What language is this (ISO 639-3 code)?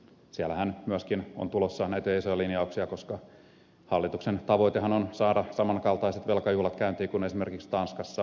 fin